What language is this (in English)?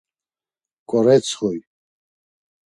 Laz